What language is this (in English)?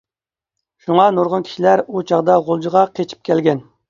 Uyghur